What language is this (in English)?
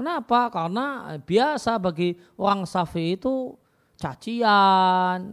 Indonesian